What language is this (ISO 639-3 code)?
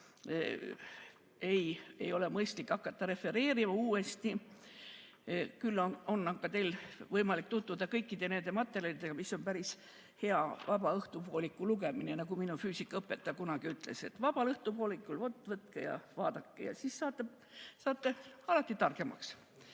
est